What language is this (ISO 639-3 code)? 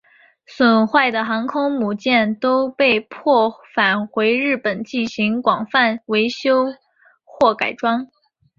zho